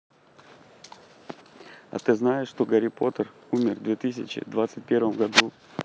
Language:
Russian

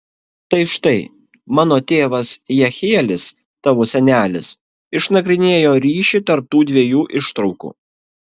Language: Lithuanian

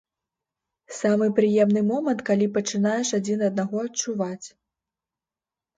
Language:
Belarusian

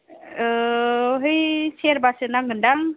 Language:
Bodo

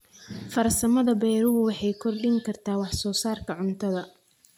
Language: Somali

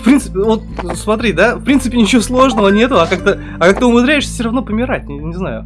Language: Russian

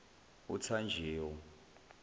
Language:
Zulu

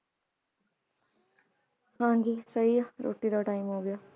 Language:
Punjabi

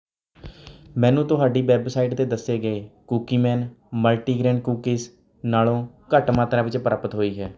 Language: Punjabi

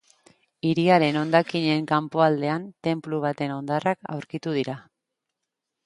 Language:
Basque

